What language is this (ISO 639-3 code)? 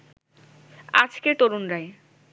ben